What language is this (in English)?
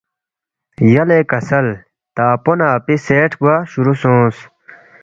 Balti